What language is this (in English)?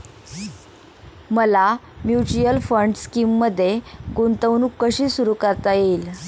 Marathi